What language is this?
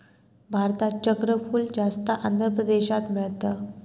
Marathi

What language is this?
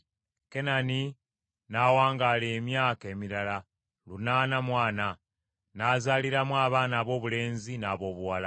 Ganda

